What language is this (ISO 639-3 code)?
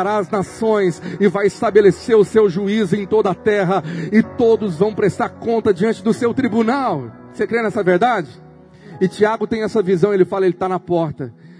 por